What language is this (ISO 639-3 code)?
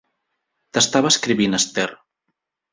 cat